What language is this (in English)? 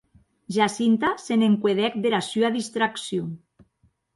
Occitan